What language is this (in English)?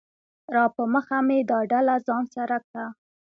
Pashto